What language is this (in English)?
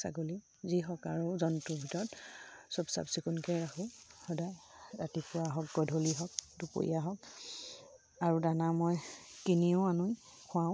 Assamese